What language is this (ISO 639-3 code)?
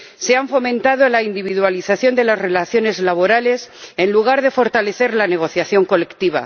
spa